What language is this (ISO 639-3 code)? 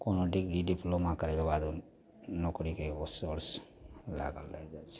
mai